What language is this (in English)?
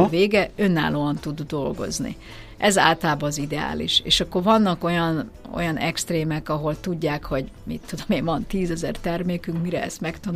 Hungarian